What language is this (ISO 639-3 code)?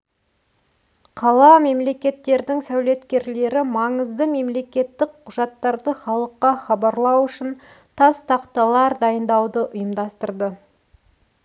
kaz